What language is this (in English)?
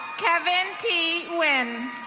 English